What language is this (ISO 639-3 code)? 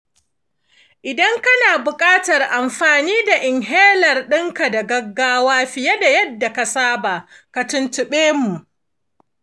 hau